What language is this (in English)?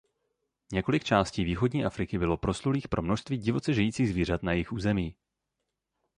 Czech